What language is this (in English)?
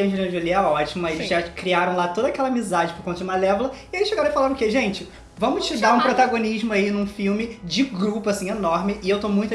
Portuguese